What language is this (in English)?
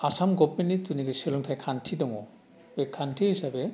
Bodo